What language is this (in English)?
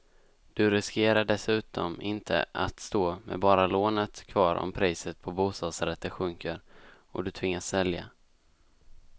Swedish